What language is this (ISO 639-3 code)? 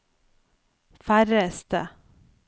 nor